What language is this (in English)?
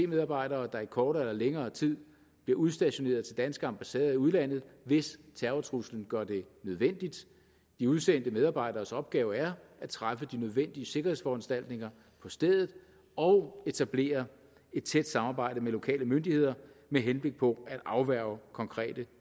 Danish